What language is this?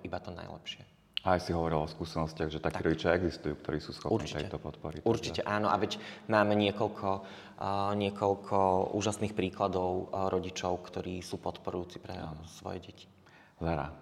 Slovak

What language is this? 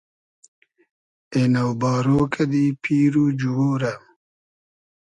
Hazaragi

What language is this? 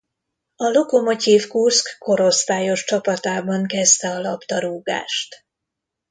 Hungarian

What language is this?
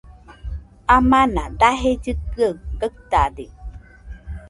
Nüpode Huitoto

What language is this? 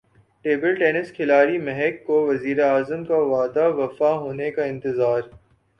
Urdu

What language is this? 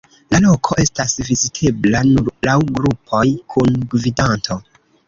Esperanto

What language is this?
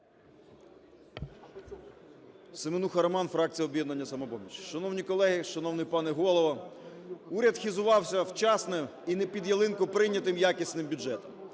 Ukrainian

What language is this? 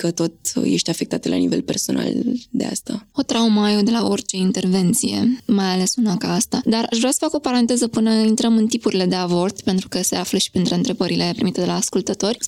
Romanian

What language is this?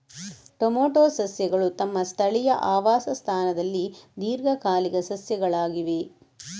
Kannada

